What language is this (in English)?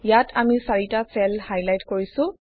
Assamese